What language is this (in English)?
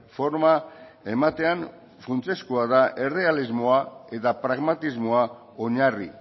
Basque